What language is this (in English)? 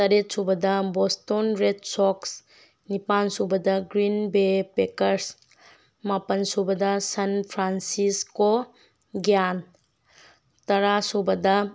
Manipuri